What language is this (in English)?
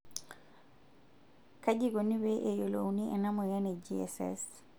Masai